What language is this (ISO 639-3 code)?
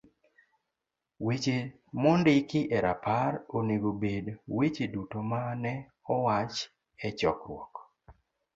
luo